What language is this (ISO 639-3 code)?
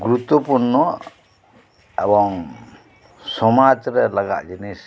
sat